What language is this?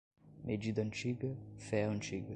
Portuguese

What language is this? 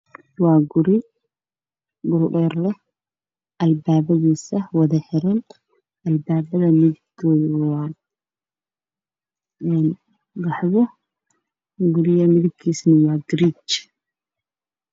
Somali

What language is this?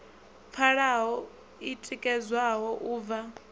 Venda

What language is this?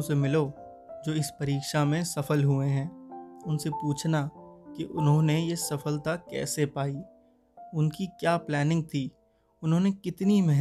Hindi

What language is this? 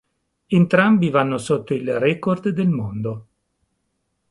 Italian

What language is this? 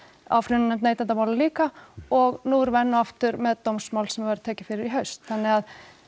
Icelandic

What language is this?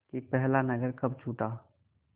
Hindi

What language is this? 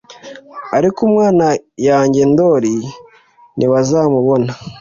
Kinyarwanda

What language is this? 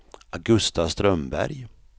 Swedish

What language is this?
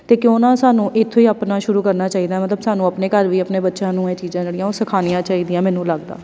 Punjabi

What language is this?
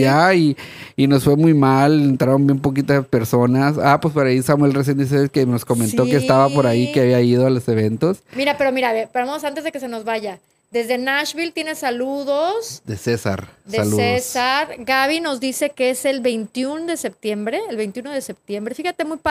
Spanish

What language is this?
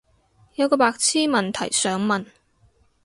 Cantonese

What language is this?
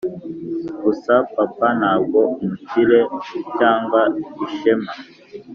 Kinyarwanda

